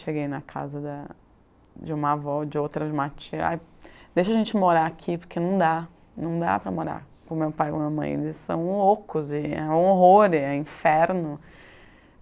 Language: Portuguese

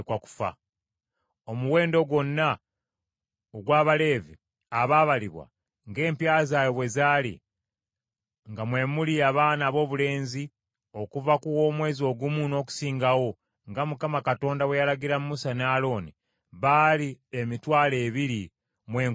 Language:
Ganda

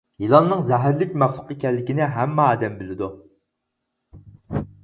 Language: Uyghur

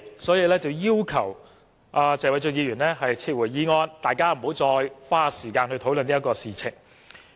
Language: Cantonese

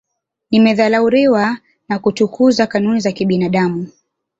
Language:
Swahili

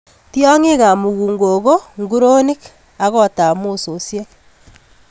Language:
Kalenjin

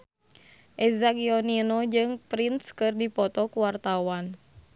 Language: Sundanese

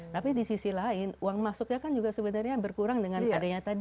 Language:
Indonesian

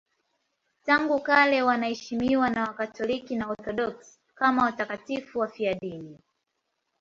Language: Swahili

